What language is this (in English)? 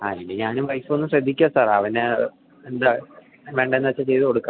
Malayalam